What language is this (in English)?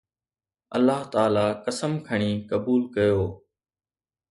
Sindhi